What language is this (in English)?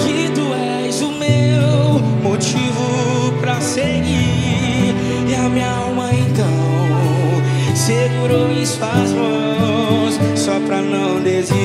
Romanian